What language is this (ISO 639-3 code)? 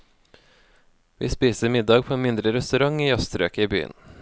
nor